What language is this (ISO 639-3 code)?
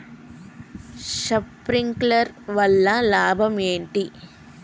tel